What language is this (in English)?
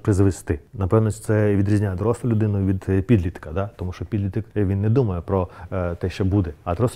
Ukrainian